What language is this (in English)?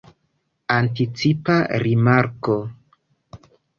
Esperanto